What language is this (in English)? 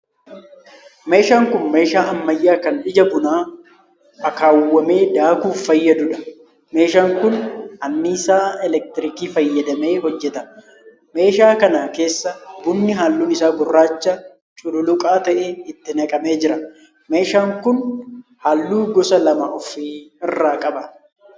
Oromo